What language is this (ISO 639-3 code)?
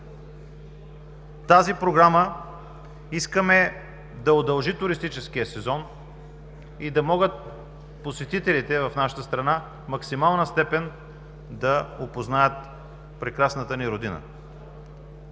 bul